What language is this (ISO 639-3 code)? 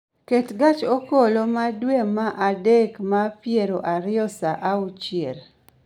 luo